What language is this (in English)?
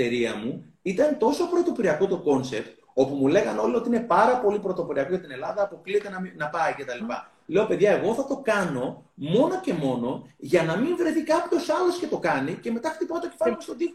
Greek